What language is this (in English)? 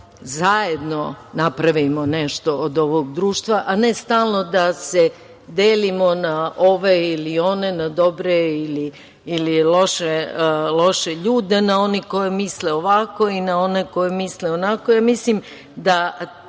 Serbian